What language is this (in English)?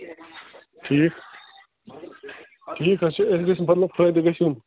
Kashmiri